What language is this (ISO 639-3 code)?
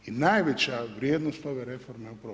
hrv